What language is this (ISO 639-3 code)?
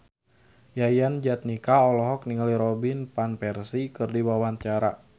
sun